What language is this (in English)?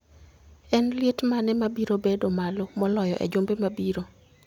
Luo (Kenya and Tanzania)